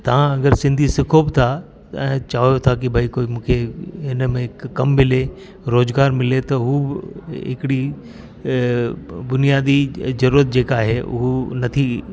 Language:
Sindhi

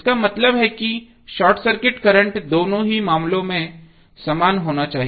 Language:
Hindi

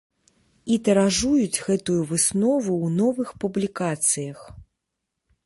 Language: Belarusian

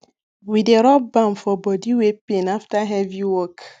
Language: Nigerian Pidgin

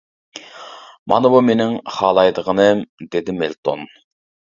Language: Uyghur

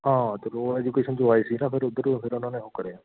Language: Punjabi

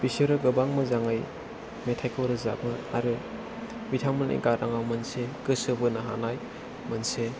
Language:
Bodo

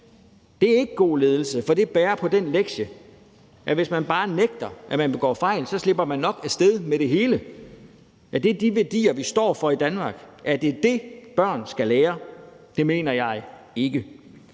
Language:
Danish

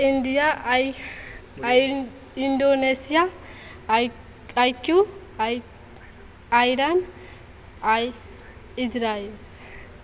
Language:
Maithili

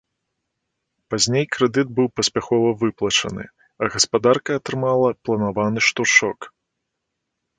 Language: Belarusian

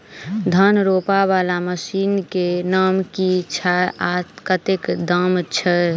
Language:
Maithili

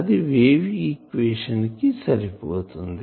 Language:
Telugu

